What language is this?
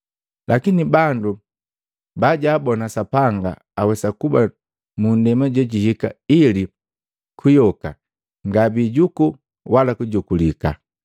Matengo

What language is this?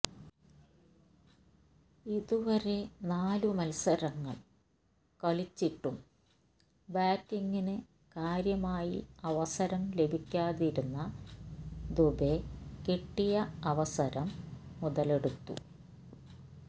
Malayalam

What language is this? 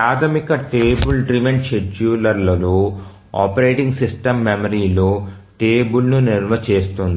Telugu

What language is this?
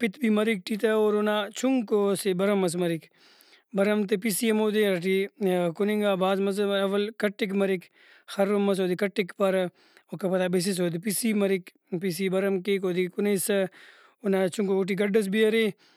Brahui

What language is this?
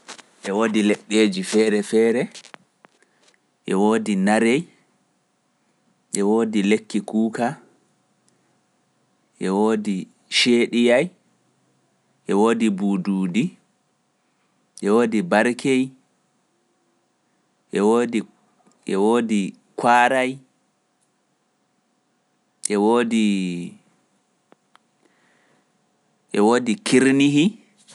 Pular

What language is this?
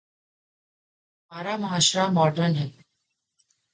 Urdu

